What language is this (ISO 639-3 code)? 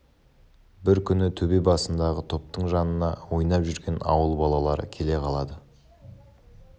kaz